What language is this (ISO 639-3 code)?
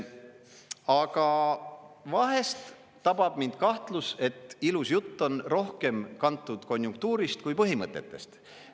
est